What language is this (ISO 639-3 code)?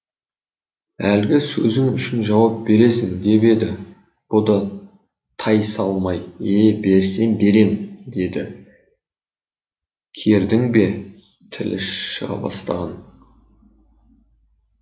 kaz